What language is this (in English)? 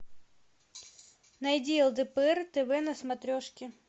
Russian